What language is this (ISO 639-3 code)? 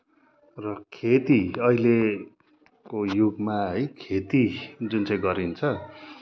nep